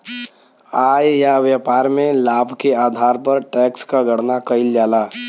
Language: Bhojpuri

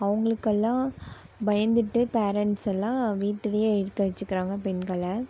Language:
Tamil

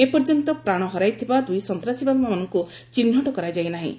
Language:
Odia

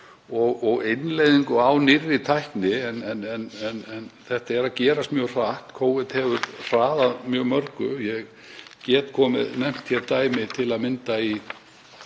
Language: Icelandic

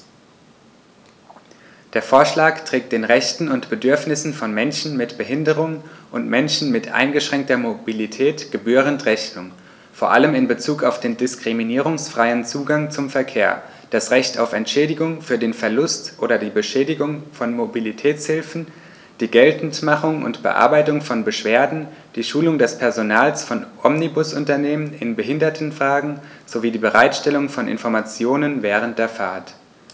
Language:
German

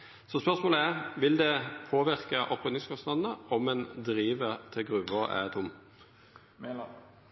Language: Norwegian Nynorsk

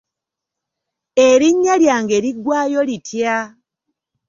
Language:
Ganda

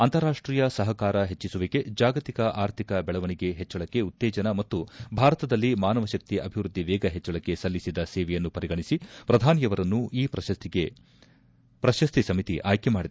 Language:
Kannada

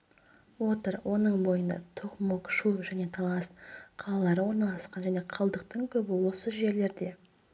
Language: Kazakh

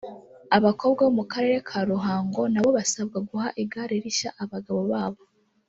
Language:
Kinyarwanda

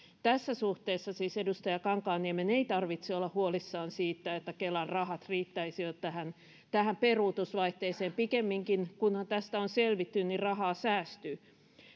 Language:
Finnish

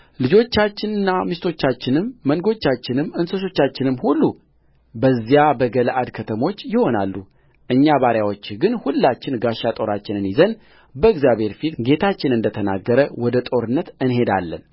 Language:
Amharic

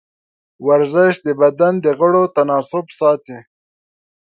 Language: Pashto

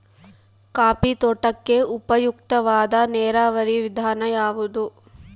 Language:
Kannada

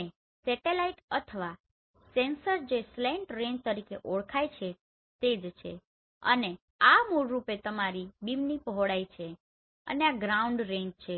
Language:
Gujarati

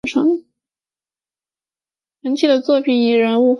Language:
Chinese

